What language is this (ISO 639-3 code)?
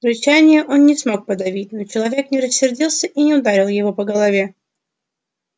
rus